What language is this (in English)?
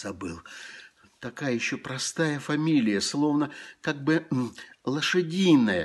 Russian